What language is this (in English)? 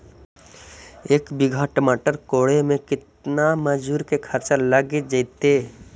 Magahi